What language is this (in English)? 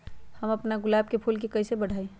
Magahi